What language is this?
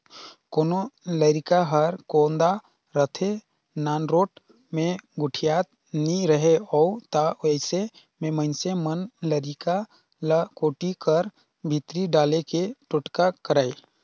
Chhattisgarhi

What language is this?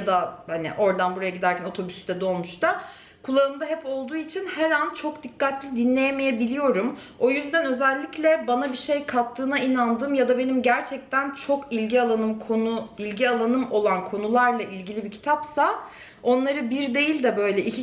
Turkish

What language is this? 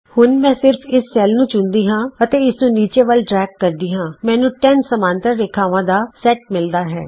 Punjabi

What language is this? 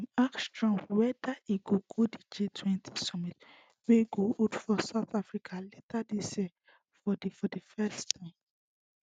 Nigerian Pidgin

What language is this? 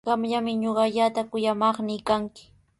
Sihuas Ancash Quechua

